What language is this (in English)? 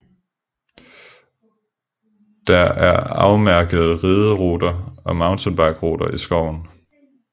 Danish